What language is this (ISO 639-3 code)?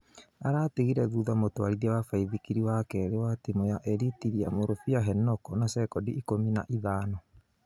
kik